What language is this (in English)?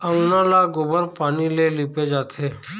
Chhattisgarhi